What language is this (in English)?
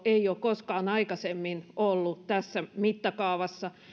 Finnish